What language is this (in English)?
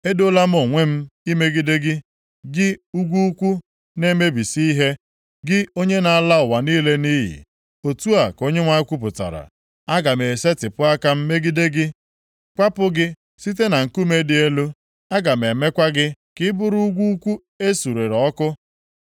Igbo